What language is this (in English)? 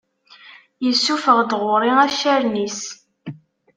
Kabyle